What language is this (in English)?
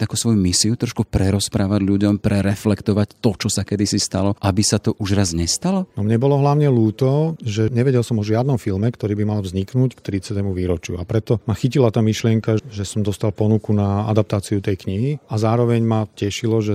Slovak